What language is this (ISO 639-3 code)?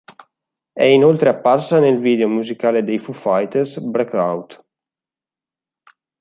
ita